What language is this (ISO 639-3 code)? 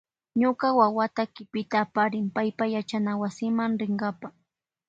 qvj